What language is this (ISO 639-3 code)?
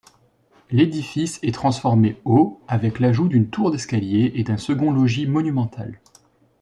fra